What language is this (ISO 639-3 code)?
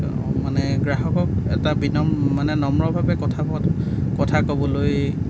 asm